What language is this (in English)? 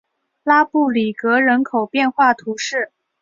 Chinese